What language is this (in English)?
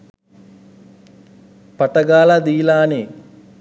Sinhala